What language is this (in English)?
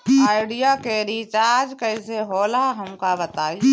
Bhojpuri